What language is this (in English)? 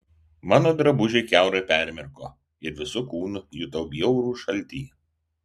Lithuanian